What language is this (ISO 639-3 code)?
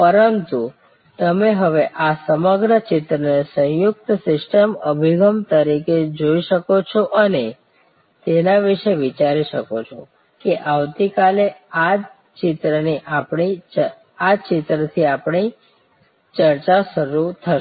guj